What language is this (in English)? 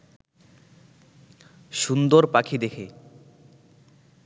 Bangla